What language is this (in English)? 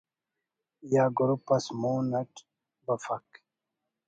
Brahui